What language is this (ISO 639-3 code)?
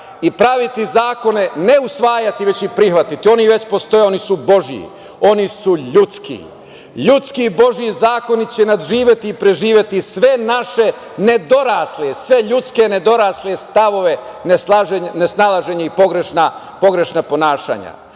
srp